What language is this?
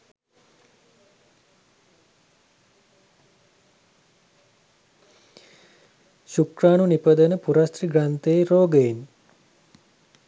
Sinhala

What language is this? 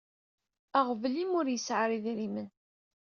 Kabyle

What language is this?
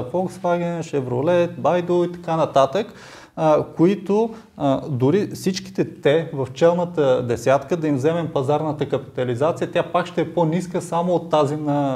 Bulgarian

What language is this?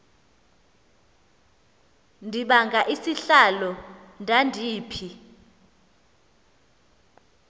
Xhosa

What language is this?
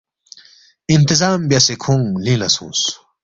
Balti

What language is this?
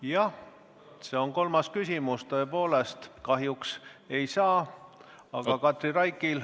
Estonian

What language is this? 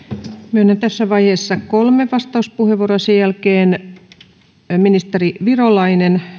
Finnish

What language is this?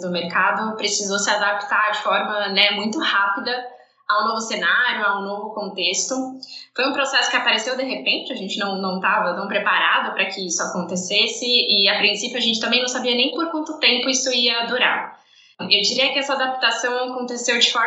Portuguese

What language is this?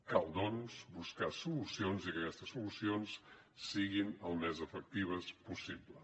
Catalan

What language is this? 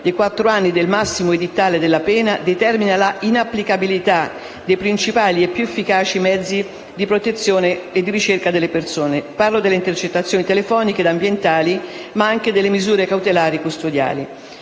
Italian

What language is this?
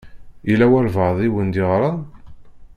Kabyle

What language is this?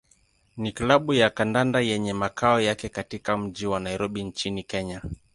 Swahili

